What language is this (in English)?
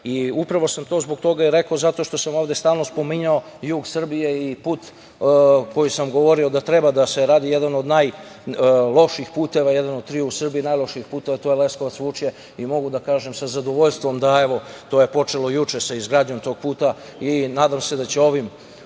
Serbian